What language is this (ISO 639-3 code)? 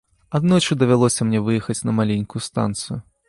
bel